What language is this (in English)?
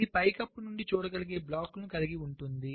Telugu